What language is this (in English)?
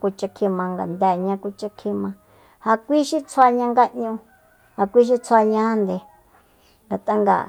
Soyaltepec Mazatec